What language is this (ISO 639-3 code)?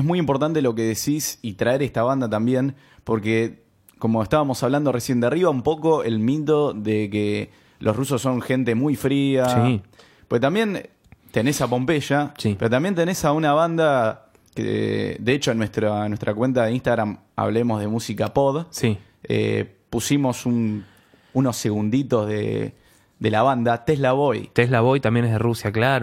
spa